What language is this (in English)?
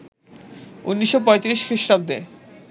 Bangla